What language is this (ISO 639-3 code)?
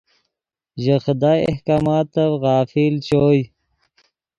ydg